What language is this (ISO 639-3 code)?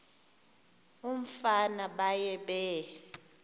xho